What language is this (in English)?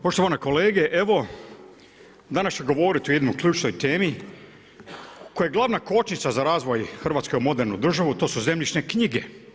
Croatian